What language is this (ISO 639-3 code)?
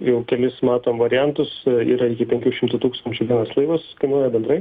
lit